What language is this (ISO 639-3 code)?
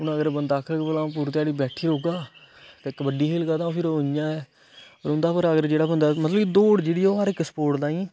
doi